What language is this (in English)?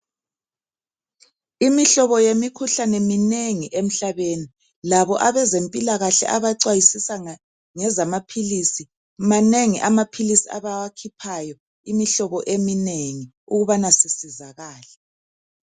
North Ndebele